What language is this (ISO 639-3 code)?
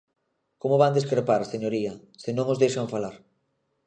glg